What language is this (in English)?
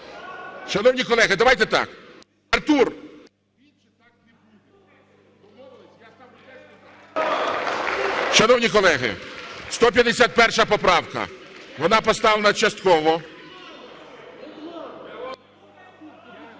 Ukrainian